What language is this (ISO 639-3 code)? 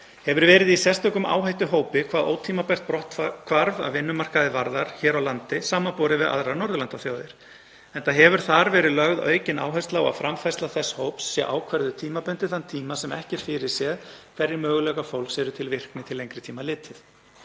isl